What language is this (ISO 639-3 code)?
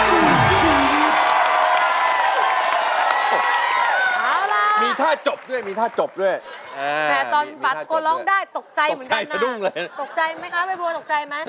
tha